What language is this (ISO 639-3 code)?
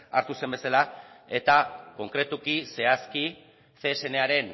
eus